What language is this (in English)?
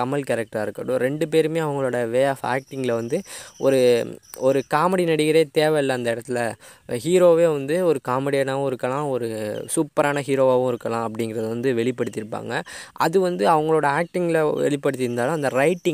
Tamil